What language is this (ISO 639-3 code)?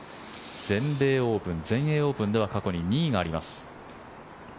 jpn